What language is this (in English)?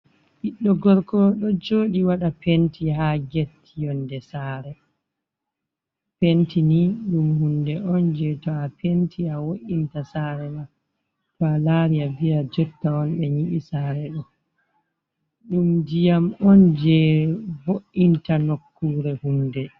Fula